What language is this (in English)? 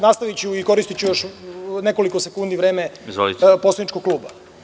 Serbian